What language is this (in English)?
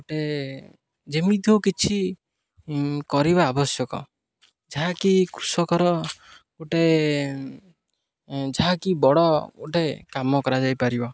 Odia